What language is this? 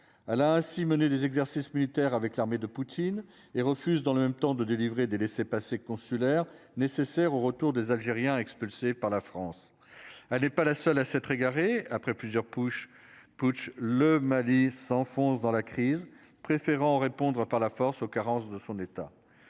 French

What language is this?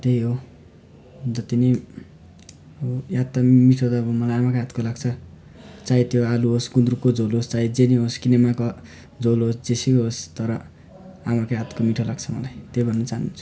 Nepali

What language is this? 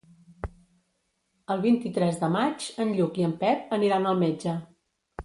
Catalan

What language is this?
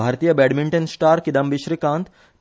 Konkani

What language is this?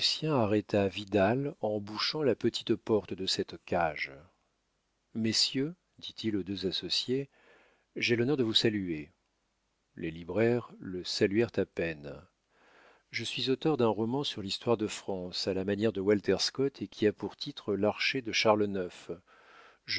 French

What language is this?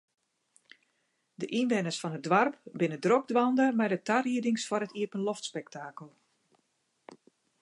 Western Frisian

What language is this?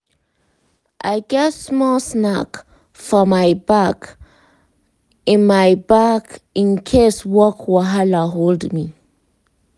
Nigerian Pidgin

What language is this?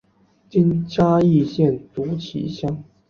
Chinese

